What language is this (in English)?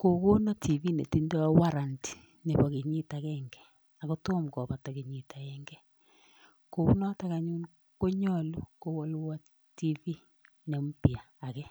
Kalenjin